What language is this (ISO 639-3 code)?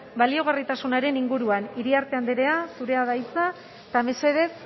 eus